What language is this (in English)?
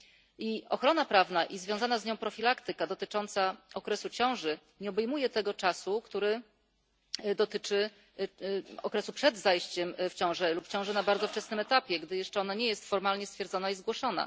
Polish